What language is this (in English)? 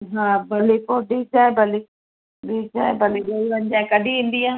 Sindhi